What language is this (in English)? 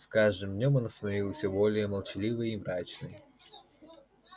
Russian